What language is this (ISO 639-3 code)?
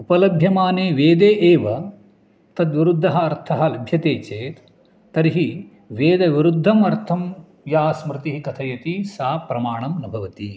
san